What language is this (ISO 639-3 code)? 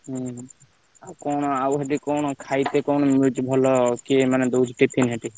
ori